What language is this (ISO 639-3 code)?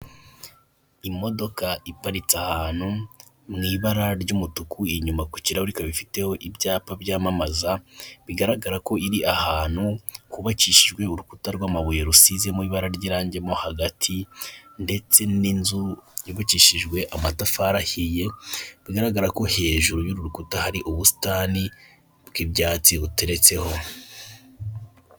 kin